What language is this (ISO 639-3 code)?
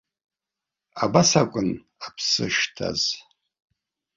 abk